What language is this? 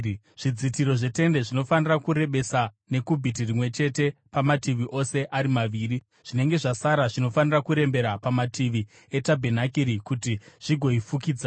Shona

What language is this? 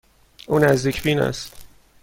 Persian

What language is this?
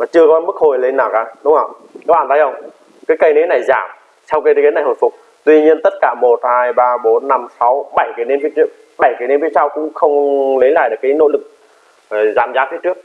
Vietnamese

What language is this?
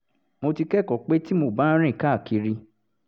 Yoruba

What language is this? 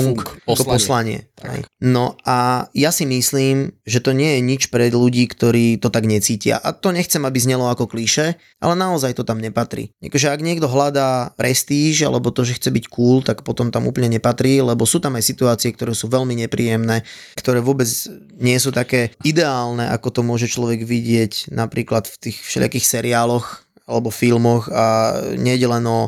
Slovak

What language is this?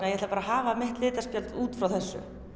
Icelandic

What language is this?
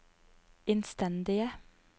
Norwegian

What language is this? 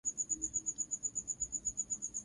Swahili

